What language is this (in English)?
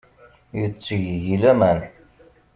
Kabyle